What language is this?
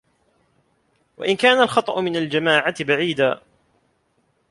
Arabic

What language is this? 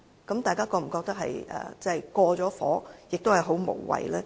Cantonese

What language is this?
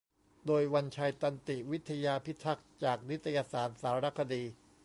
Thai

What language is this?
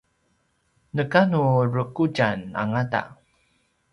Paiwan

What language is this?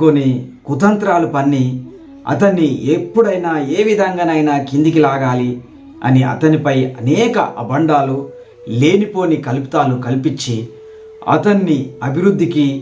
Telugu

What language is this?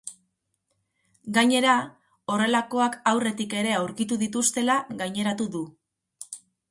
Basque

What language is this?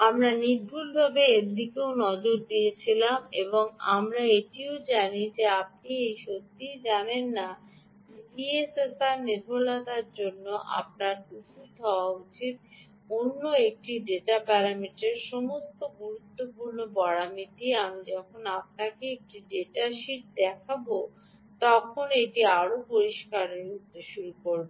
Bangla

